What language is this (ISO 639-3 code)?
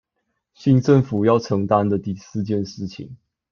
zho